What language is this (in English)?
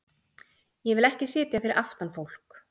Icelandic